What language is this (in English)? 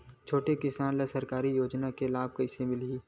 Chhattisgarhi